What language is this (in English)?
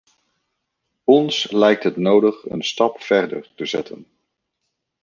Dutch